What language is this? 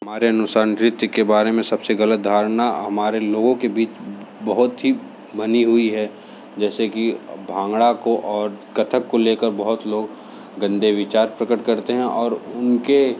Hindi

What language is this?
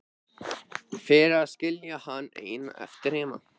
Icelandic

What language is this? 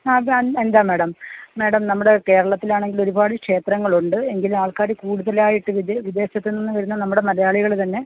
Malayalam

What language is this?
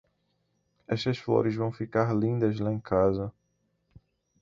Portuguese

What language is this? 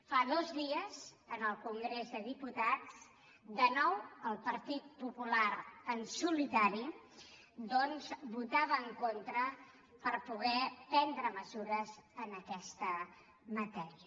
Catalan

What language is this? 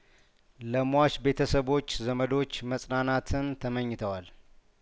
Amharic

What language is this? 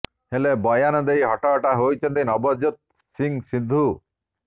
Odia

